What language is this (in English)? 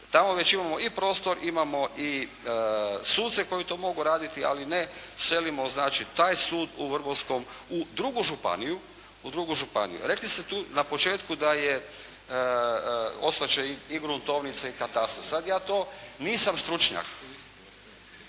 Croatian